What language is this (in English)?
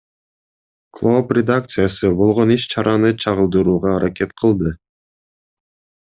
Kyrgyz